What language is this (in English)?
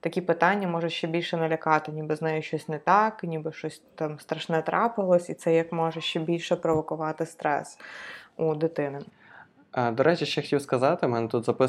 Ukrainian